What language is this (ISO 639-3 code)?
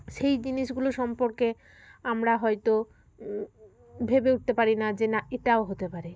ben